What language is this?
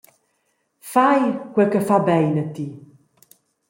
Romansh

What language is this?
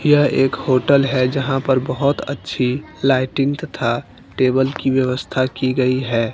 Hindi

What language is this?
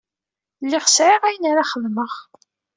Kabyle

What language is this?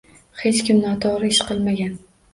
Uzbek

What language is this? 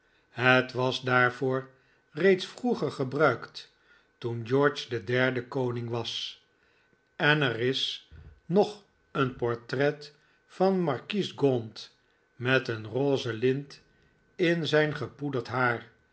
Dutch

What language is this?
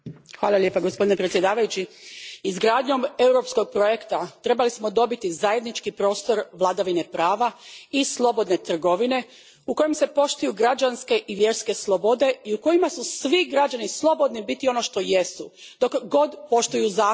Croatian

